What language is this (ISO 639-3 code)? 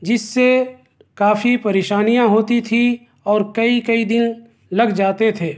urd